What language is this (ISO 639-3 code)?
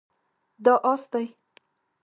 pus